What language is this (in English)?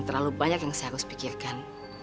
Indonesian